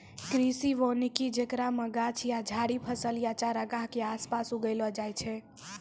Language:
Maithili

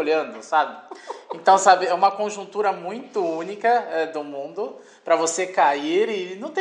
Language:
Portuguese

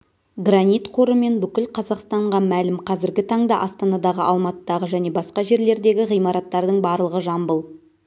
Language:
Kazakh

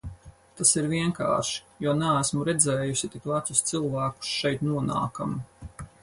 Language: Latvian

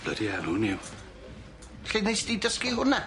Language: Welsh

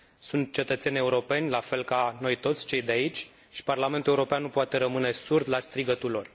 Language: Romanian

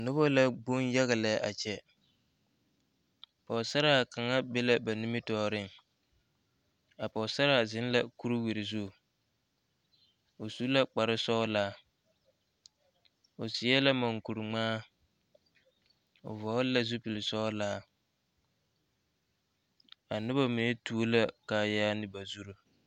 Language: Southern Dagaare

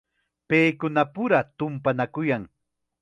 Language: Chiquián Ancash Quechua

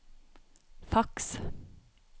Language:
Norwegian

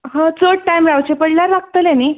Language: Konkani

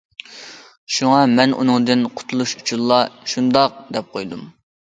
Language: Uyghur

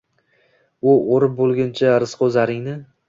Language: Uzbek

